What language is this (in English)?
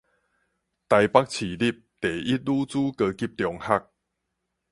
Min Nan Chinese